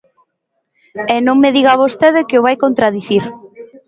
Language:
Galician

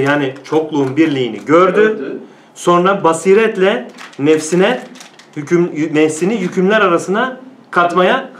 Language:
Turkish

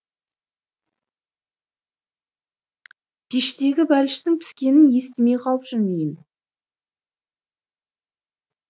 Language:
Kazakh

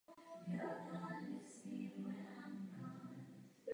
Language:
Czech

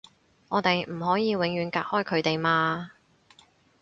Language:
Cantonese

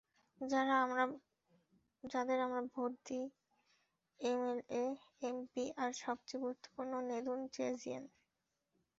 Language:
Bangla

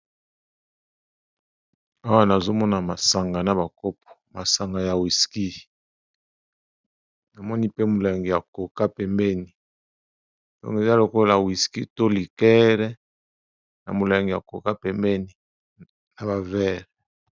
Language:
Lingala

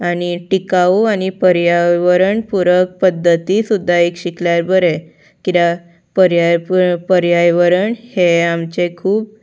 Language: Konkani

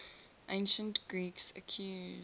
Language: English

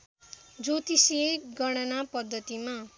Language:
Nepali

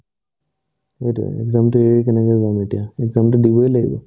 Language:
Assamese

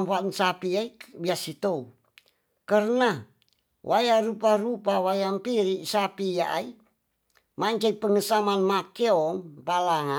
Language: Tonsea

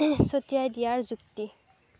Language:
Assamese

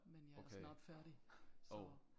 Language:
Danish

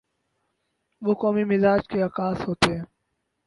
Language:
Urdu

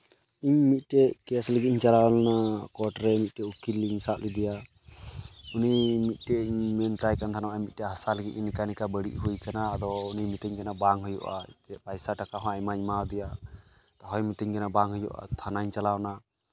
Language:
Santali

